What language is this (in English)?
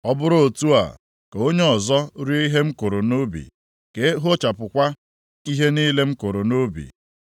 Igbo